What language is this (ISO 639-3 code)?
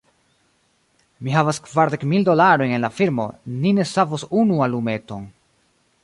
epo